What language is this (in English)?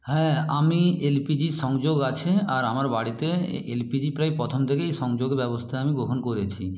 Bangla